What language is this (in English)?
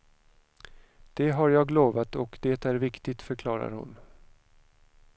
Swedish